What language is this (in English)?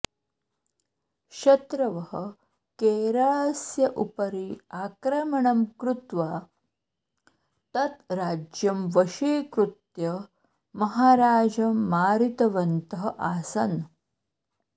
Sanskrit